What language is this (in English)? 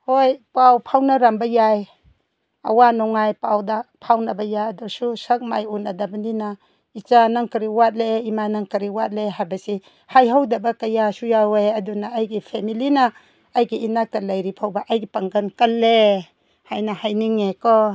Manipuri